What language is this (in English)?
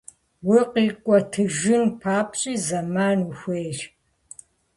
Kabardian